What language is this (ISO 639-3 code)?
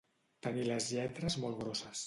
cat